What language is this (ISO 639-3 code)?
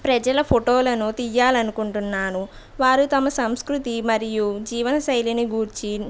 tel